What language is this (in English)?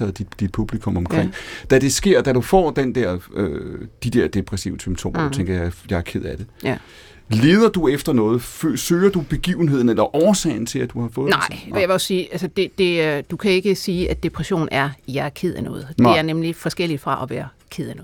Danish